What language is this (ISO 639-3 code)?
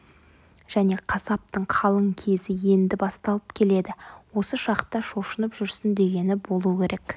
kaz